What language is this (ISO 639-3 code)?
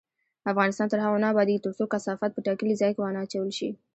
pus